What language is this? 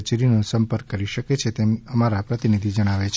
Gujarati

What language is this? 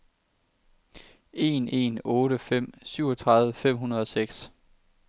Danish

